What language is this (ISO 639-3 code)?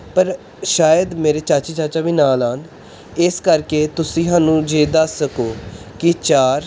pan